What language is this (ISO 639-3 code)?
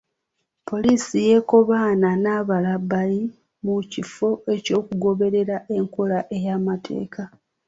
lug